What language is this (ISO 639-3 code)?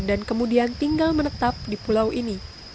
ind